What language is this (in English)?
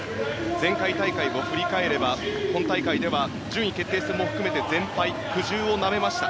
Japanese